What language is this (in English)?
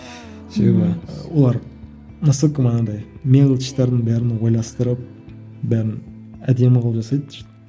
Kazakh